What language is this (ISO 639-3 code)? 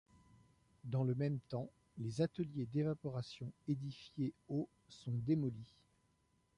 fra